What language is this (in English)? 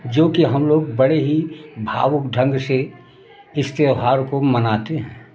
Hindi